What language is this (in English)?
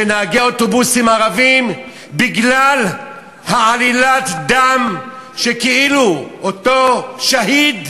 Hebrew